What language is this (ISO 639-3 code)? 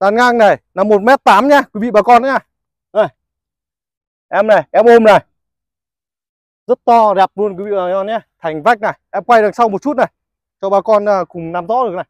vie